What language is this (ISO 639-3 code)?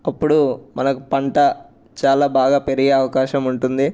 tel